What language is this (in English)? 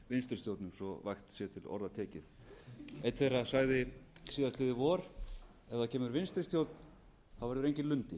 Icelandic